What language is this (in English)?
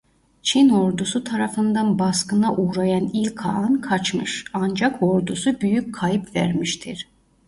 Turkish